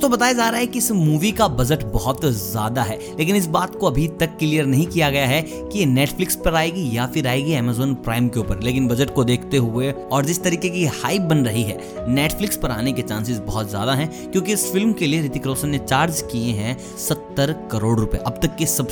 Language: Hindi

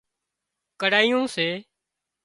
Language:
Wadiyara Koli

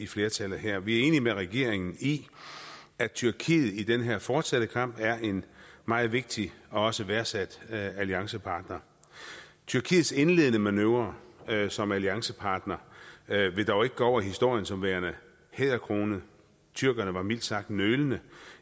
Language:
Danish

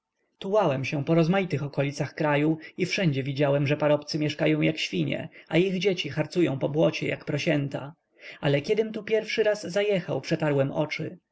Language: Polish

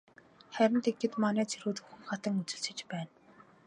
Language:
Mongolian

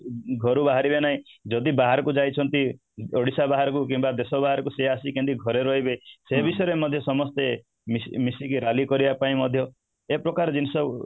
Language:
Odia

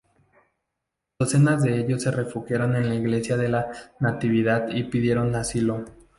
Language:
Spanish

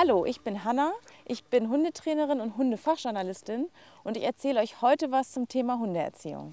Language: German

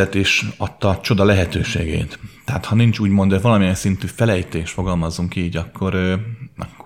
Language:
Hungarian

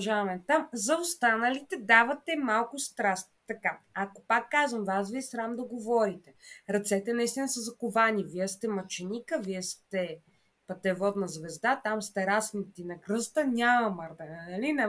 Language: Bulgarian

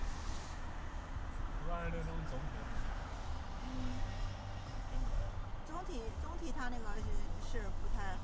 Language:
Chinese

